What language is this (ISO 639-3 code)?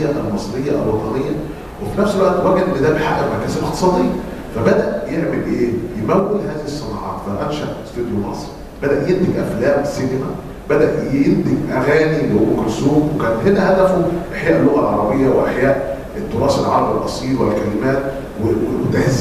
ara